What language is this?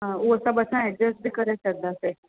Sindhi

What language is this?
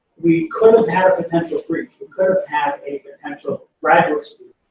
English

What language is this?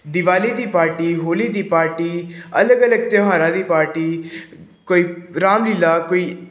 Punjabi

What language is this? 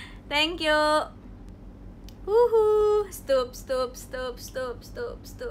Indonesian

